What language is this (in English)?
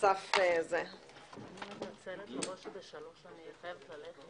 Hebrew